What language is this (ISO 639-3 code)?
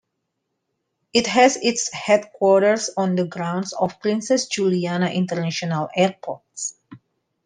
eng